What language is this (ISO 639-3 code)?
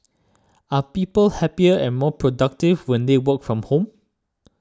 eng